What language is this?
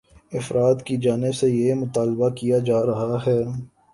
Urdu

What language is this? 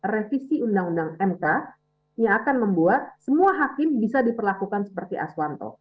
Indonesian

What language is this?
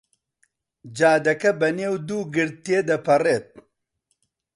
Central Kurdish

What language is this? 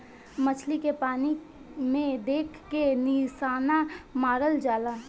Bhojpuri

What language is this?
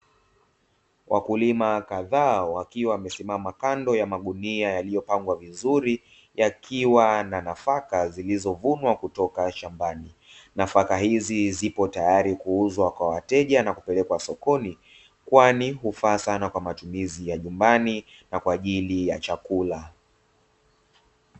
Swahili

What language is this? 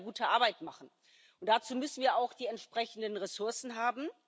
German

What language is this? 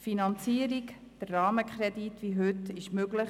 Swiss German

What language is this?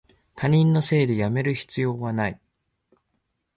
Japanese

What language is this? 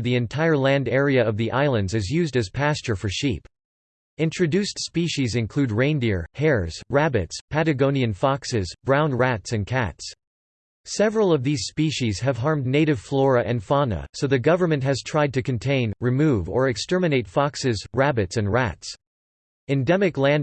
English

